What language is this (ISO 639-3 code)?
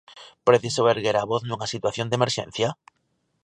glg